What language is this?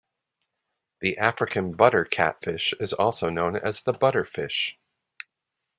English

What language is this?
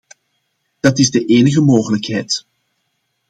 Dutch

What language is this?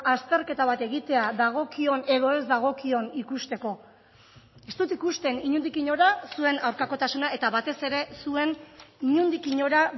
Basque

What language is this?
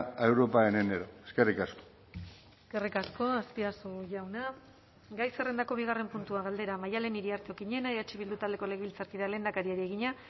Basque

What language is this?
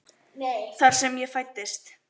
Icelandic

